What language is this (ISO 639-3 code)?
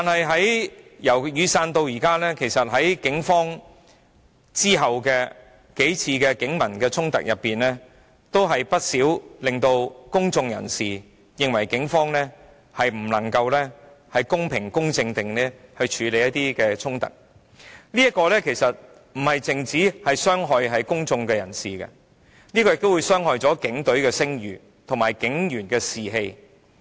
yue